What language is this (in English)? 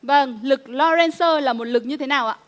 Vietnamese